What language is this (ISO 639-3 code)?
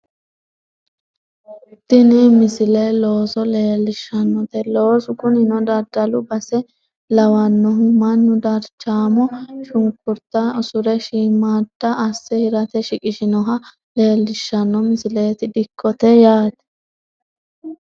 sid